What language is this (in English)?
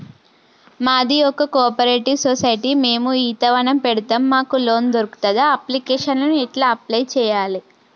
Telugu